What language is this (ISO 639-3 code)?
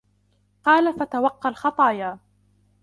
ara